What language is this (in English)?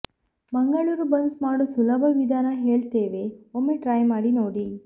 Kannada